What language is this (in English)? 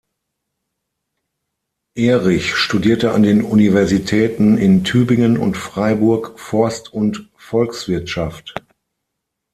German